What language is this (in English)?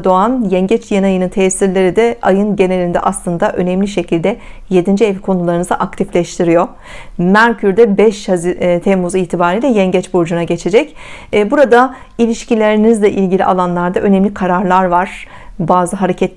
Turkish